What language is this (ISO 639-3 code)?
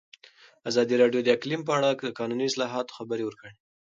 pus